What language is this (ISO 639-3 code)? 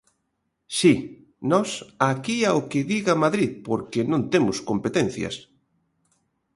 glg